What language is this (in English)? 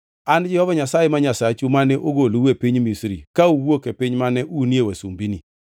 Luo (Kenya and Tanzania)